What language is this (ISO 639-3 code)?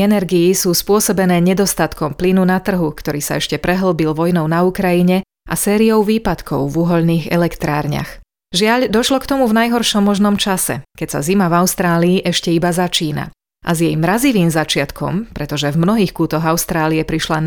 slk